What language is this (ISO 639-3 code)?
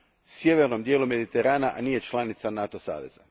hrv